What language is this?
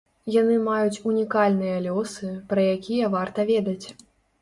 Belarusian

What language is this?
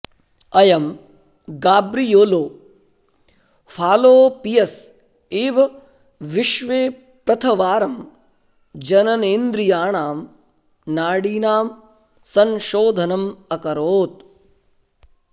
Sanskrit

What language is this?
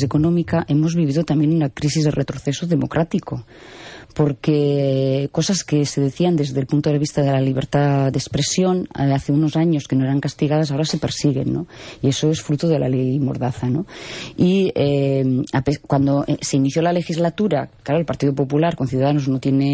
Spanish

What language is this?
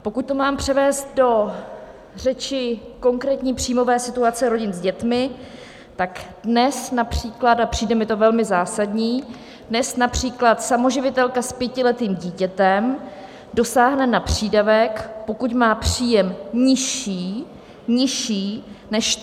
Czech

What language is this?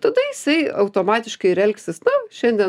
Lithuanian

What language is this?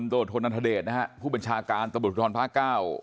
Thai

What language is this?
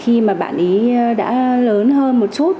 Vietnamese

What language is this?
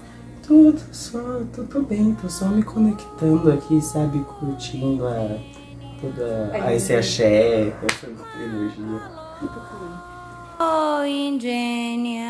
Portuguese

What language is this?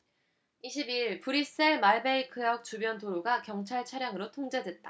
Korean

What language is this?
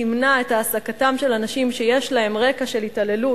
Hebrew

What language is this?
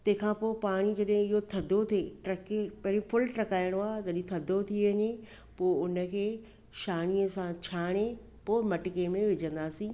Sindhi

